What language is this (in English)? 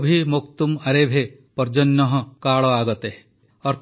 Odia